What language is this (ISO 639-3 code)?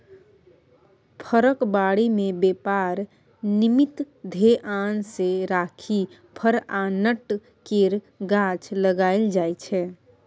mai